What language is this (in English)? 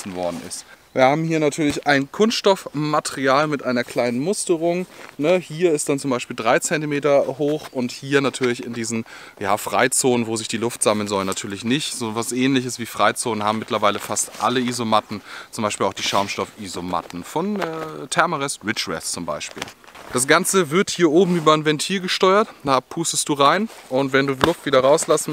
German